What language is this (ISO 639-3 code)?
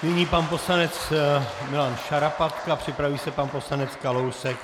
ces